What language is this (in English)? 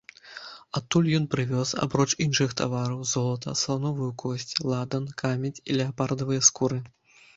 Belarusian